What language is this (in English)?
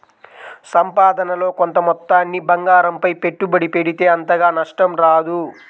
Telugu